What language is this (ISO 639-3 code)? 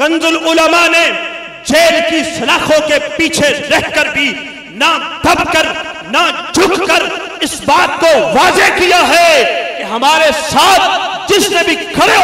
hin